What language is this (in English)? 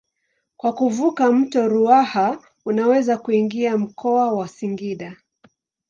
Swahili